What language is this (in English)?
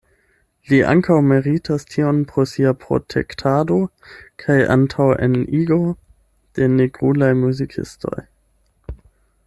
Esperanto